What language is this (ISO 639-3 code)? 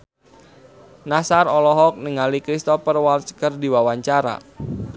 sun